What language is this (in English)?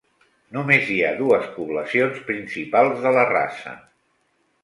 Catalan